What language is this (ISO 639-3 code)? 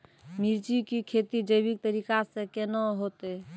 mai